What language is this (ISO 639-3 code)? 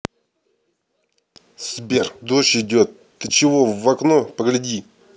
rus